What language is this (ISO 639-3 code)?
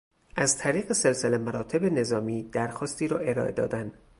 fas